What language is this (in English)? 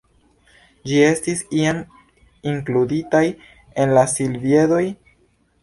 Esperanto